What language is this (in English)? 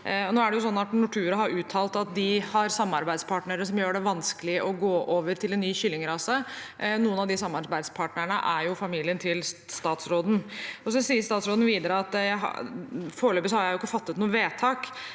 Norwegian